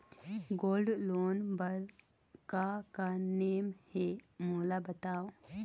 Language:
Chhattisgarhi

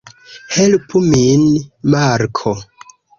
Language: Esperanto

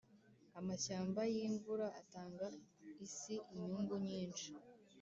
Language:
Kinyarwanda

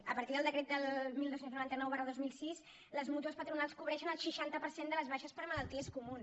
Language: Catalan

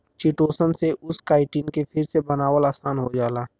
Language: Bhojpuri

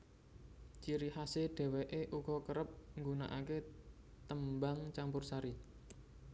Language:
Javanese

